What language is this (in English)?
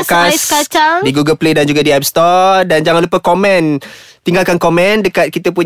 Malay